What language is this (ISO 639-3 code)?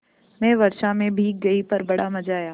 hin